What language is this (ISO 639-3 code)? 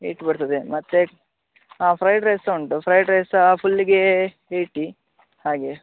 kan